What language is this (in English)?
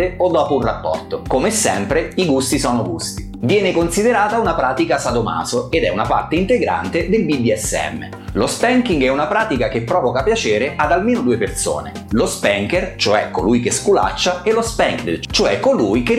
Italian